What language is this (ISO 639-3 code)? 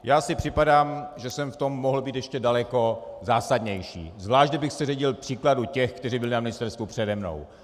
ces